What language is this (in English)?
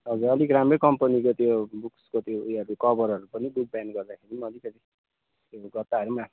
Nepali